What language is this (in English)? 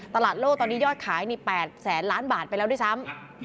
Thai